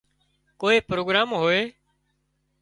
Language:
Wadiyara Koli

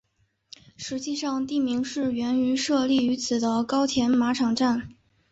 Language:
Chinese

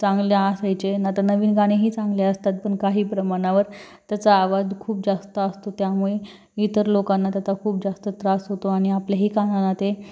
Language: Marathi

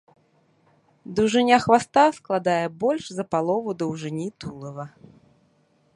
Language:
Belarusian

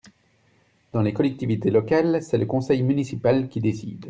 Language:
French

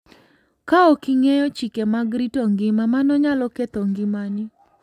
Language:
Luo (Kenya and Tanzania)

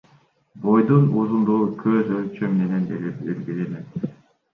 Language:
Kyrgyz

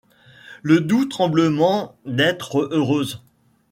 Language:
French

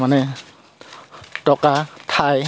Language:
Assamese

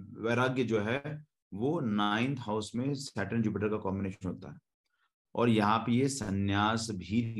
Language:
Hindi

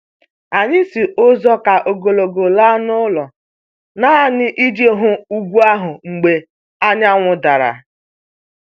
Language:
Igbo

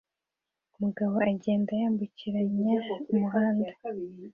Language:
Kinyarwanda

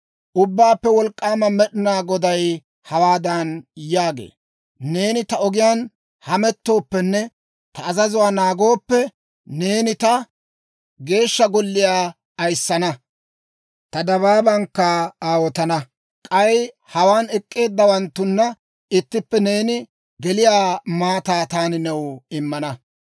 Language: Dawro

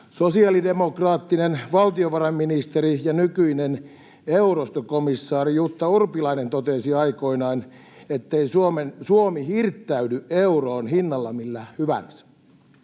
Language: Finnish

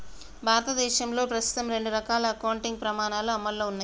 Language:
Telugu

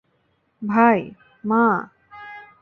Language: Bangla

